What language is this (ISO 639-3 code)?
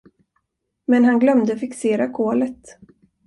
swe